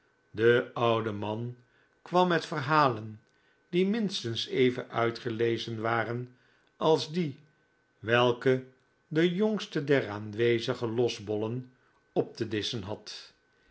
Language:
Dutch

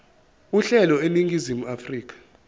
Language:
Zulu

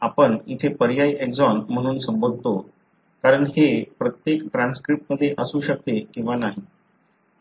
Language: Marathi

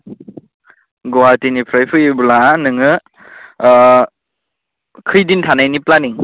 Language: Bodo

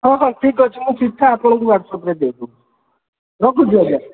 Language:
Odia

